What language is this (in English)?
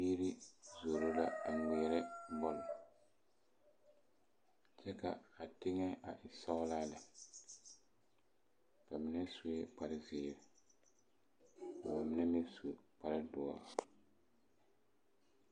Southern Dagaare